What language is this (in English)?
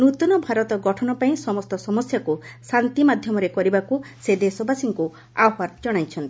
Odia